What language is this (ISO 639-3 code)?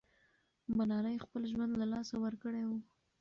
pus